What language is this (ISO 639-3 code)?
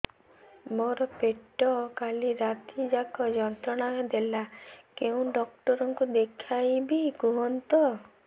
ori